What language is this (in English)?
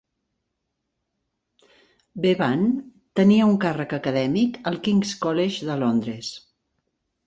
Catalan